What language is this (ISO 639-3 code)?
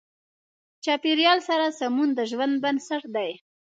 pus